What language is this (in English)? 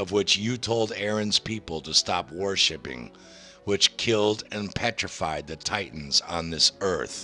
English